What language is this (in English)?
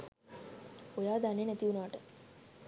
Sinhala